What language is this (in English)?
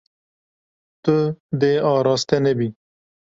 Kurdish